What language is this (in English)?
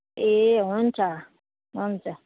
Nepali